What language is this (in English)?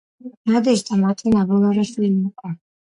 Georgian